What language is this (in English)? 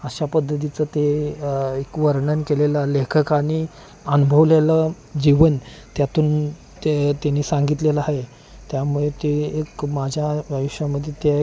Marathi